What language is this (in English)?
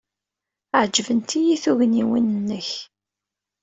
Kabyle